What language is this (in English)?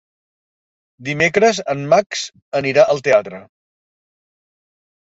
Catalan